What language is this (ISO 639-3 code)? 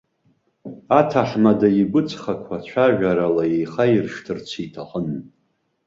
abk